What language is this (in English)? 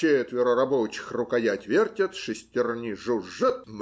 Russian